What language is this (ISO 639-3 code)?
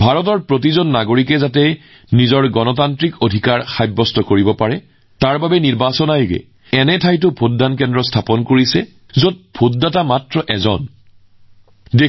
asm